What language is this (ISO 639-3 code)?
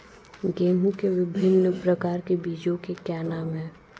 hin